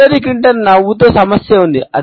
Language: Telugu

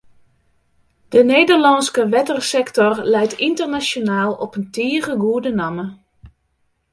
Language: Western Frisian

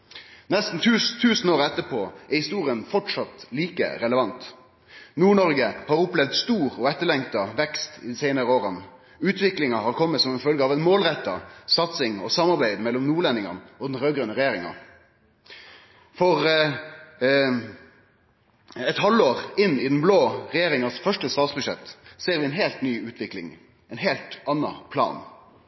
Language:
Norwegian Nynorsk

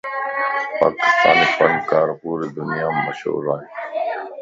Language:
Lasi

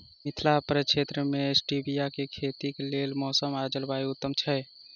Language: Maithili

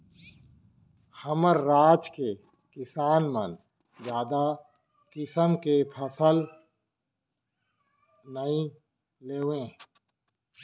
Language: Chhattisgarhi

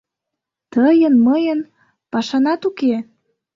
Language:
Mari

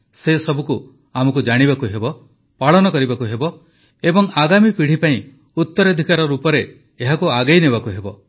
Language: Odia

